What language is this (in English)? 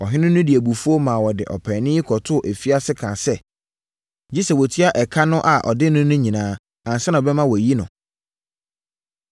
Akan